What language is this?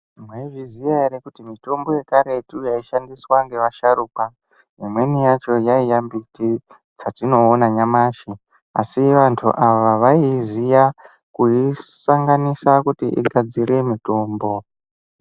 Ndau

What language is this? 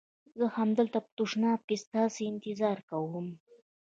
Pashto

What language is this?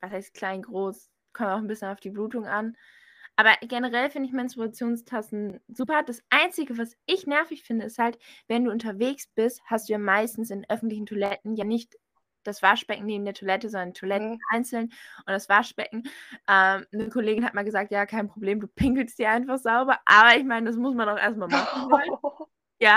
German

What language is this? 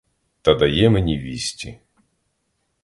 Ukrainian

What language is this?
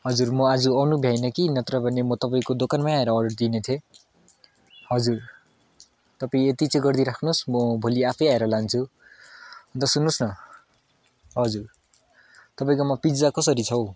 Nepali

